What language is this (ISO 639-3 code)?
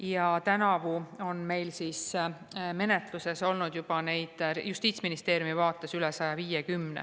est